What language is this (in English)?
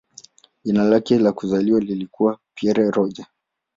Swahili